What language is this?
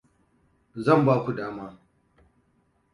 Hausa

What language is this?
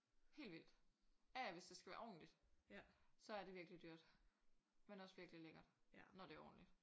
Danish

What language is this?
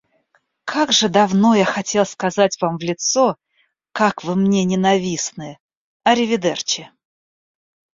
Russian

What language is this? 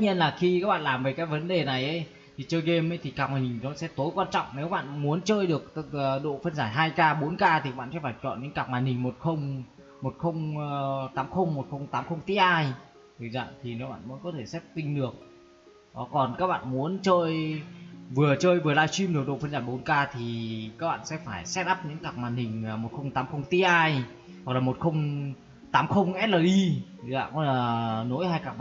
Vietnamese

